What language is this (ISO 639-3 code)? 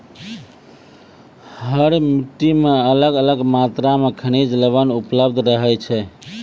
mai